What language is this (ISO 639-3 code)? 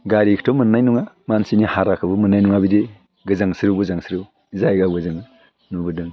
brx